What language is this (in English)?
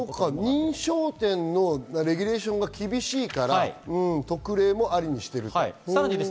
Japanese